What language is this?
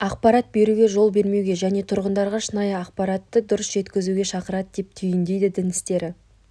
Kazakh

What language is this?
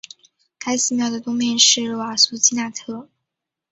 Chinese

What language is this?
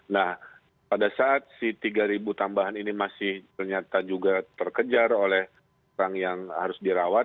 Indonesian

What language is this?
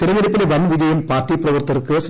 Malayalam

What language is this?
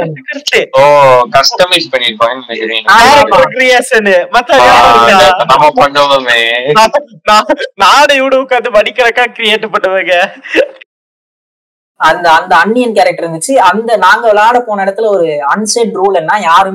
Tamil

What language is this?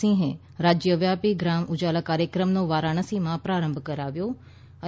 Gujarati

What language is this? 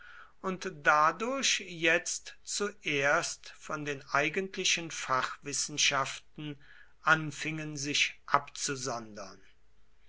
German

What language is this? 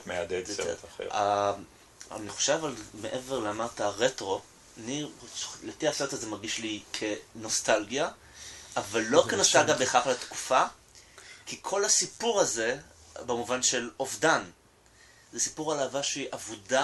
Hebrew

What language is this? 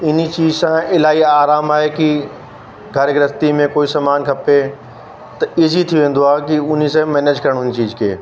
Sindhi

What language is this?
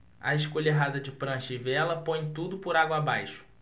Portuguese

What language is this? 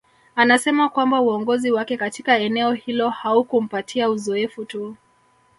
Swahili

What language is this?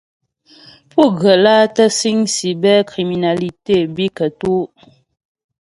Ghomala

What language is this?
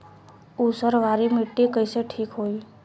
Bhojpuri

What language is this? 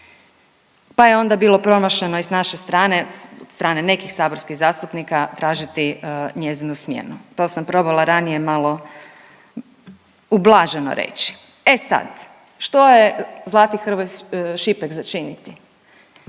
Croatian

